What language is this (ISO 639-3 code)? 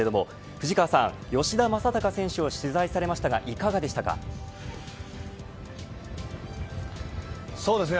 jpn